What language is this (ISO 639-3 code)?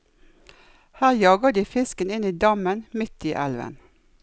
nor